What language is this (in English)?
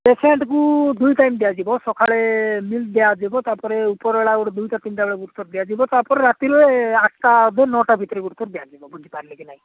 Odia